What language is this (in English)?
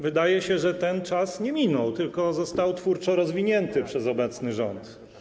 Polish